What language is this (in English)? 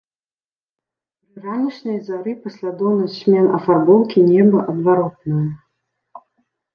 Belarusian